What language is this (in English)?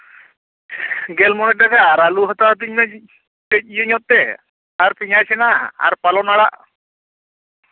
Santali